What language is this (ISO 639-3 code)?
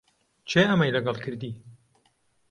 ckb